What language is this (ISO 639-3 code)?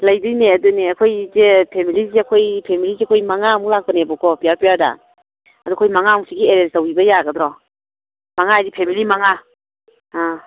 mni